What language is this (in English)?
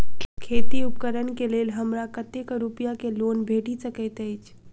Maithili